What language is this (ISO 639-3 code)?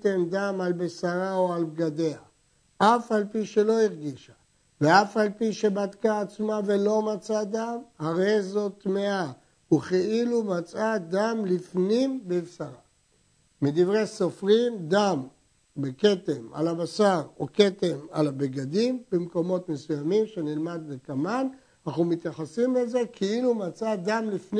heb